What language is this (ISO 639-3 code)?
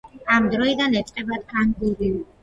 kat